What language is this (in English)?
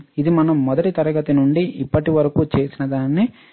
Telugu